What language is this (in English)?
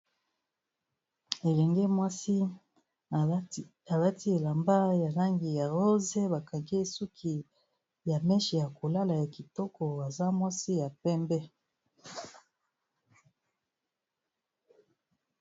Lingala